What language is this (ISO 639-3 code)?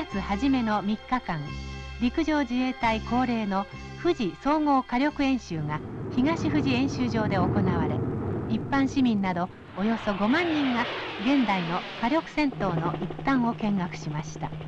jpn